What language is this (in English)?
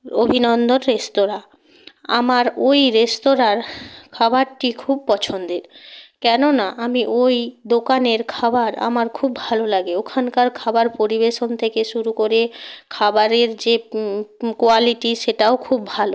Bangla